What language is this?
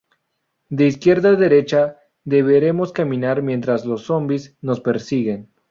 Spanish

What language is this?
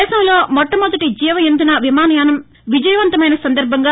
Telugu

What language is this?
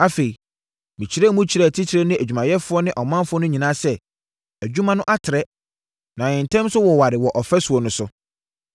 Akan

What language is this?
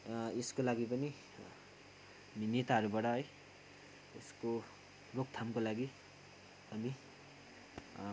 Nepali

